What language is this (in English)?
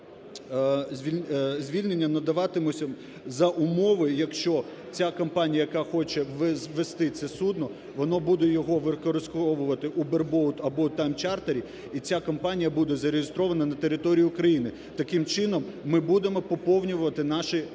Ukrainian